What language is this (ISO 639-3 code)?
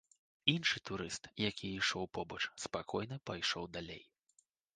bel